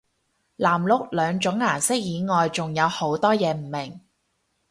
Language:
Cantonese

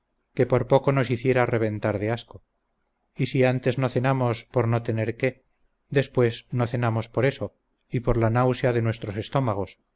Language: Spanish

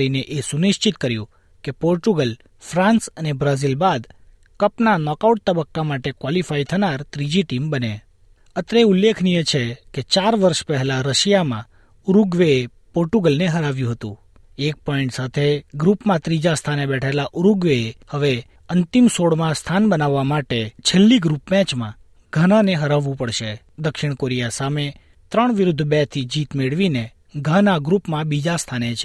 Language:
Gujarati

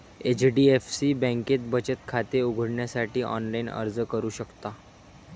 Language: Marathi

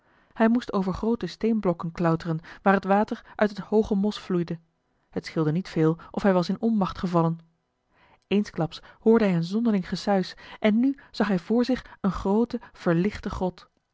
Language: Dutch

